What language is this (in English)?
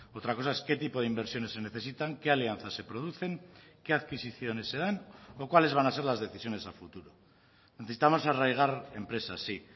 Spanish